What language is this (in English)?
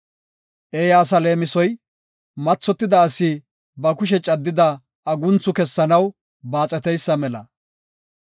Gofa